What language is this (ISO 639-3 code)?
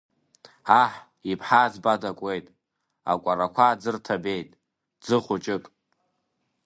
abk